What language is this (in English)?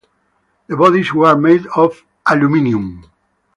English